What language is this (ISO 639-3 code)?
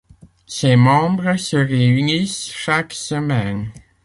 fra